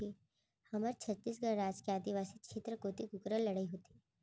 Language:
Chhattisgarhi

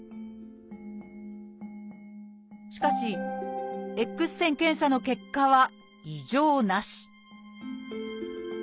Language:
Japanese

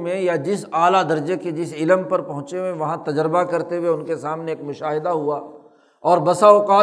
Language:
Urdu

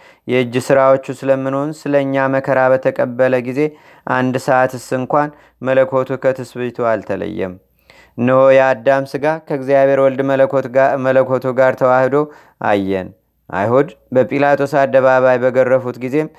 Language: Amharic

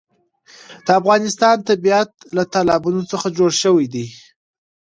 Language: Pashto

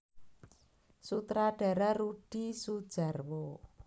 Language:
Javanese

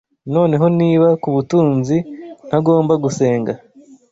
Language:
Kinyarwanda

